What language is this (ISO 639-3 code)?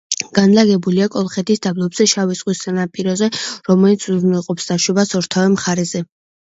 kat